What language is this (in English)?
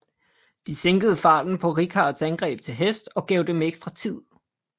Danish